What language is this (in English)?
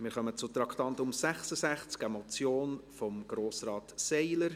Swiss German